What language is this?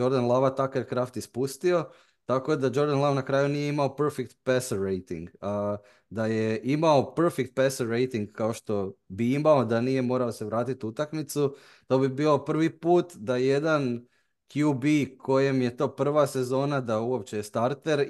Croatian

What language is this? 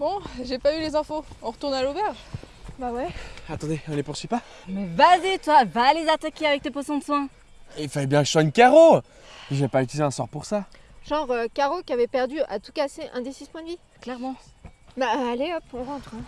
French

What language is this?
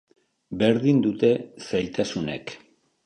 Basque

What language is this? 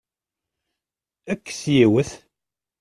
Kabyle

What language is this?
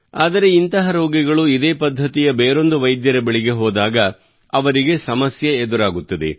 Kannada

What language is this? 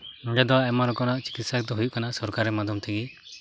Santali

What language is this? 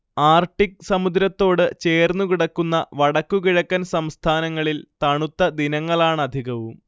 Malayalam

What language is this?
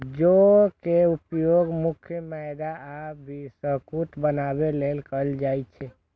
Maithili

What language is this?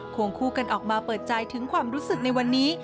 Thai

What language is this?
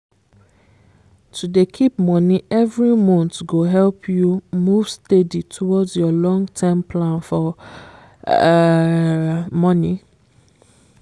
Nigerian Pidgin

